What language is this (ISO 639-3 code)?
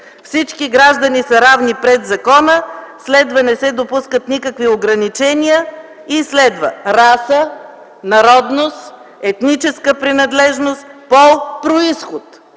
bul